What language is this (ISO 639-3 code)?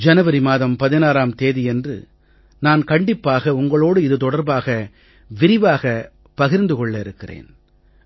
tam